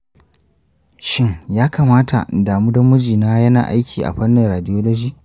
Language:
Hausa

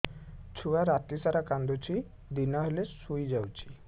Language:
Odia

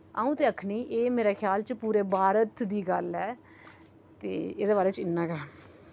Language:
Dogri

